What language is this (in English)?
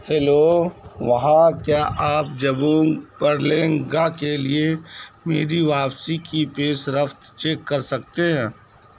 Urdu